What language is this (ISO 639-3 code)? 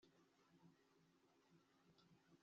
kin